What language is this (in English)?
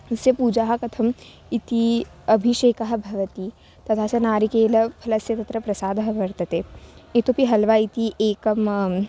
Sanskrit